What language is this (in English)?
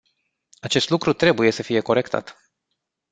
Romanian